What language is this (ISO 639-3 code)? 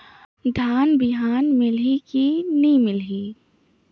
hne